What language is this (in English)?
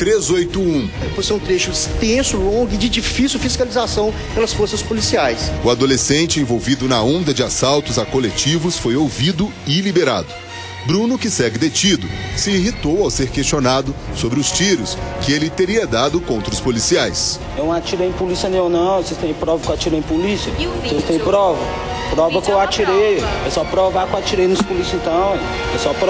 Portuguese